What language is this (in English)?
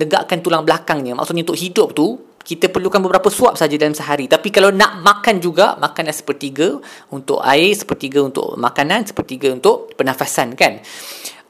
Malay